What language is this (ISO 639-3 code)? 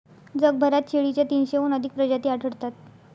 mar